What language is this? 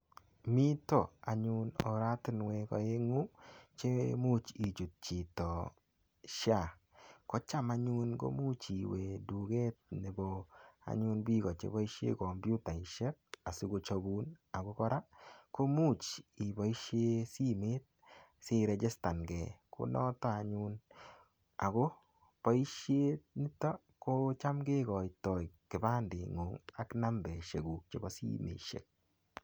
Kalenjin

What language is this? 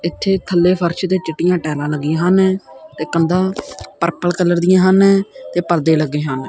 Punjabi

